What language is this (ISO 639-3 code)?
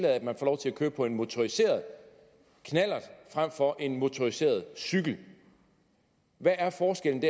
dan